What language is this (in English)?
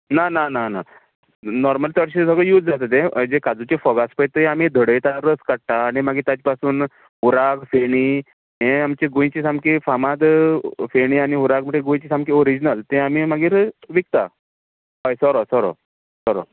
Konkani